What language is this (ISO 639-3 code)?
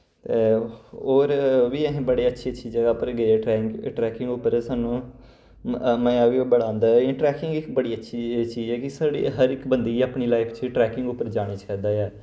doi